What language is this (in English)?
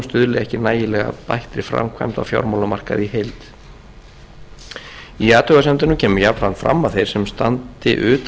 Icelandic